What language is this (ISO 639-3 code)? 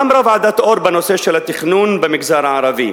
heb